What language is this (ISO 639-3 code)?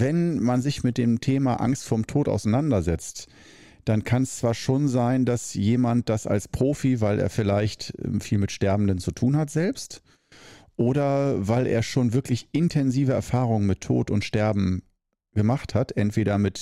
deu